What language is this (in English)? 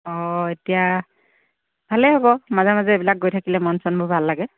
Assamese